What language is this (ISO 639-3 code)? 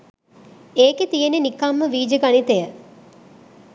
sin